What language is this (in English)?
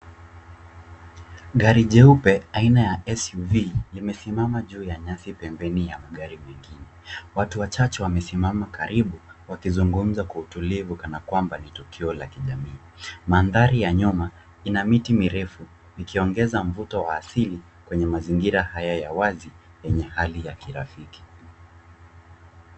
Swahili